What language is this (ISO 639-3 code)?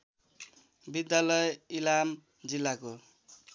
nep